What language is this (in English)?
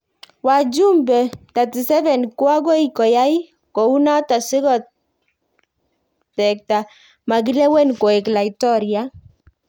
Kalenjin